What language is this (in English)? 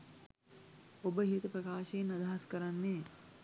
Sinhala